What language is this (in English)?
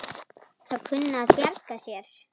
Icelandic